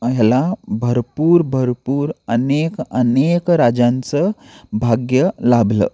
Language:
Marathi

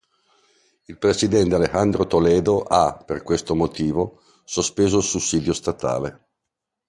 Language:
Italian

